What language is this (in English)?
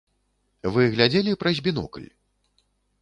Belarusian